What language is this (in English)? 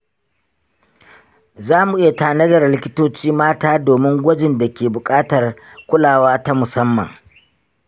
Hausa